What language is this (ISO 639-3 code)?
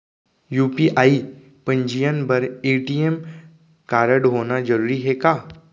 hne